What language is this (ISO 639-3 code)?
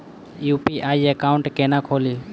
mai